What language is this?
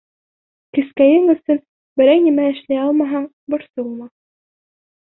Bashkir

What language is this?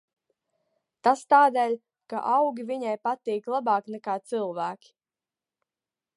Latvian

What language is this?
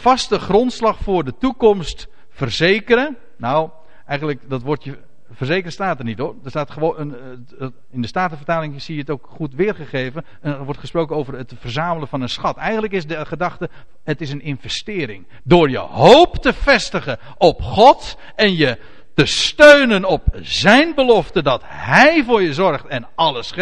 Dutch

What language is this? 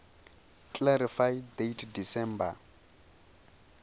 Venda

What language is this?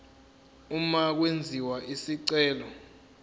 Zulu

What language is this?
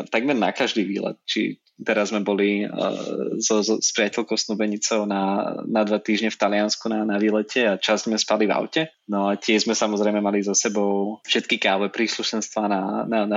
Slovak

